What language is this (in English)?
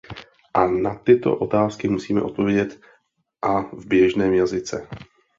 Czech